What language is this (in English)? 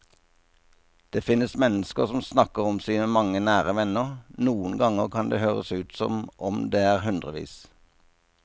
Norwegian